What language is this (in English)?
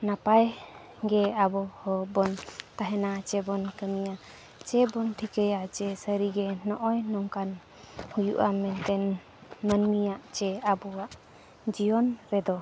Santali